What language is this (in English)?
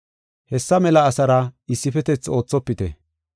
Gofa